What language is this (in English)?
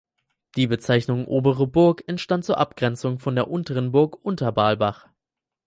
German